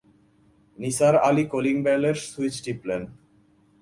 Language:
Bangla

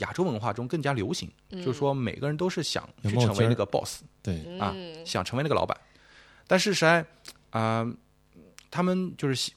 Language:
Chinese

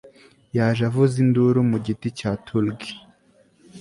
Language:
Kinyarwanda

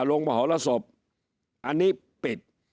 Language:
Thai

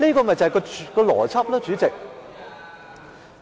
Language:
Cantonese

